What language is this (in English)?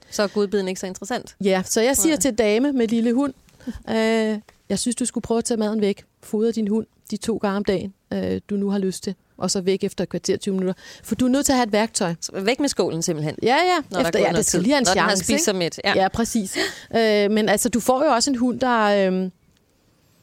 Danish